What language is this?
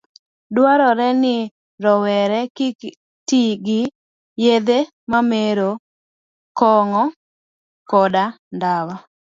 Luo (Kenya and Tanzania)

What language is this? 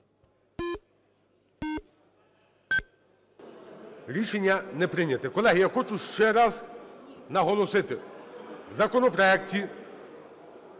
Ukrainian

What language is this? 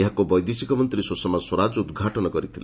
Odia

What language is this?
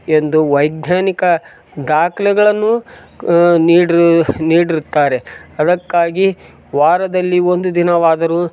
Kannada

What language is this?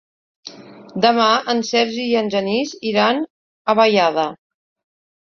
Catalan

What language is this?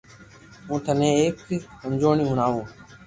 Loarki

